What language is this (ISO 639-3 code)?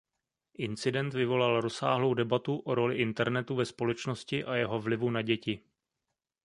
ces